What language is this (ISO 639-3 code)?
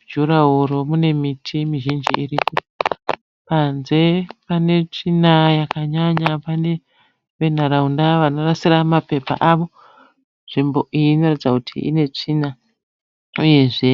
sna